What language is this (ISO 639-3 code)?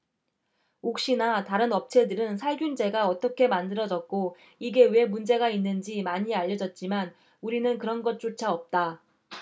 kor